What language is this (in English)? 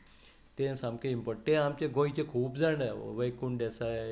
Konkani